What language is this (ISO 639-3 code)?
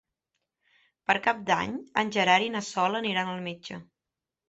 cat